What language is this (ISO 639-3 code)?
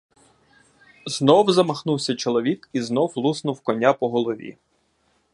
ukr